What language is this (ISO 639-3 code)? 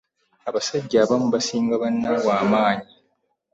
lug